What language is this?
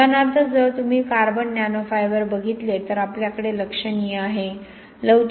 Marathi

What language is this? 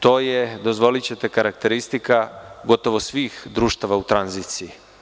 Serbian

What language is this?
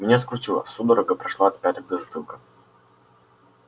Russian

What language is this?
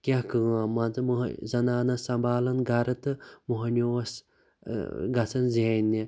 Kashmiri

